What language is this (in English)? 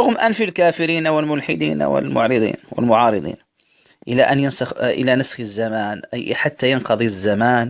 Arabic